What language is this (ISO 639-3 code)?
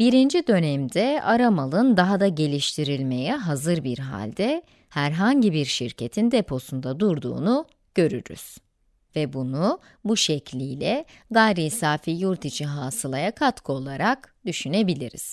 tur